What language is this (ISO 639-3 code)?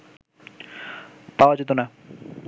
ben